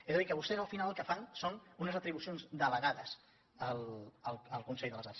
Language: Catalan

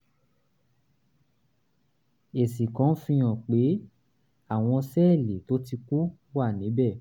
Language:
Yoruba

